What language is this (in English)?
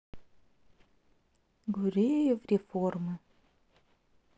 Russian